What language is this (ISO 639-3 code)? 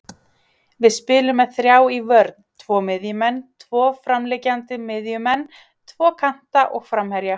isl